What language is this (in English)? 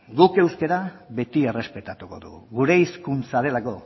Basque